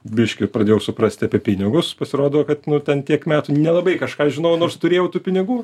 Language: Lithuanian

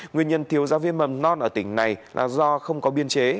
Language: Vietnamese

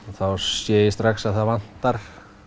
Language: Icelandic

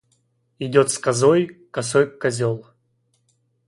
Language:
Russian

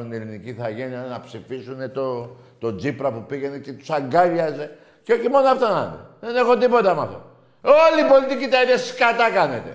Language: Greek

